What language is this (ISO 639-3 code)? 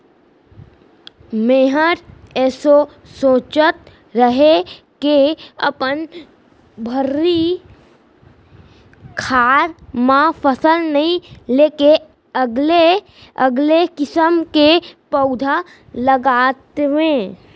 hne